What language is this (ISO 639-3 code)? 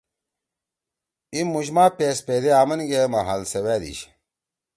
trw